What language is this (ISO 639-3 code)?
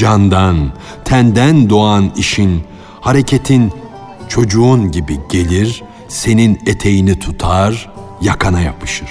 tur